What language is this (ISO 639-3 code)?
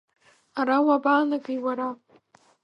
abk